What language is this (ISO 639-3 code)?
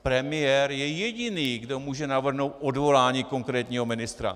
ces